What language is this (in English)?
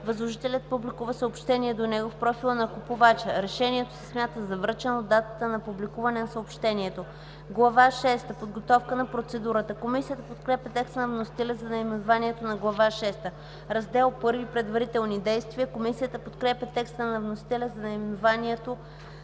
Bulgarian